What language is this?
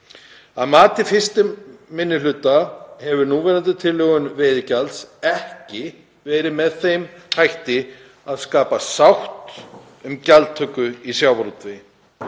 Icelandic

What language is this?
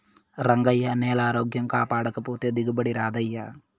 Telugu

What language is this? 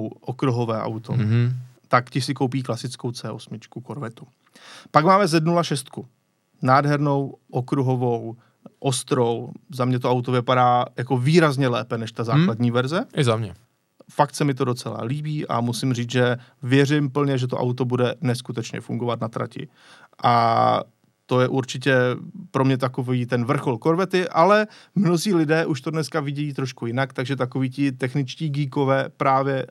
Czech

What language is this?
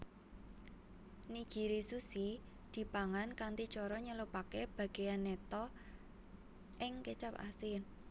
Javanese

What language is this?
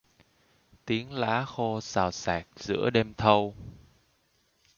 Vietnamese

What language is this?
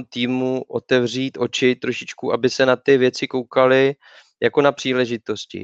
Czech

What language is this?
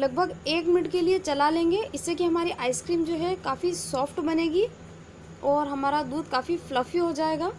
Hindi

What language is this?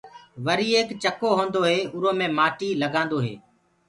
Gurgula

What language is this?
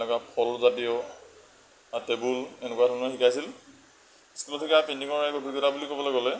Assamese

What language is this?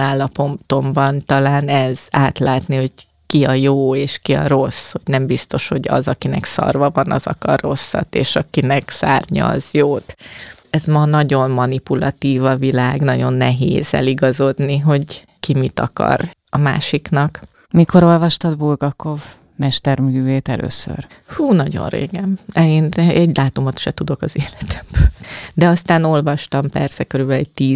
Hungarian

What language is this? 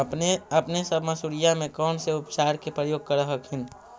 Magahi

